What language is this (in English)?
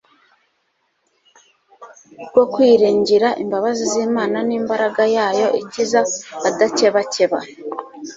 Kinyarwanda